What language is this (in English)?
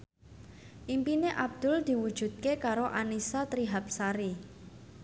Javanese